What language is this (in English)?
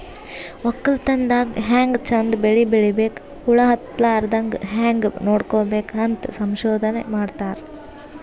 Kannada